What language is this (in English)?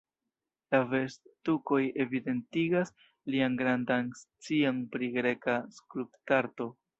Esperanto